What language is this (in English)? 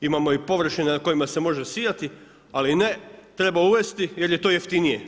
Croatian